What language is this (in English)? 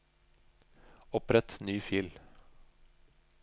Norwegian